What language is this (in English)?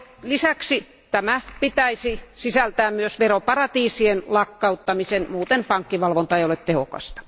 Finnish